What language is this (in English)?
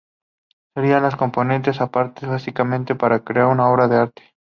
Spanish